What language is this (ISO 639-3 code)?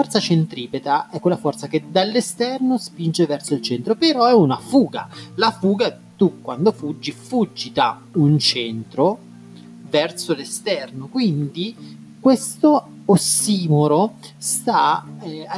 ita